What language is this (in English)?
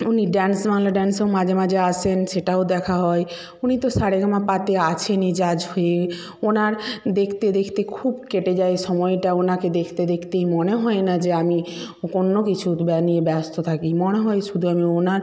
Bangla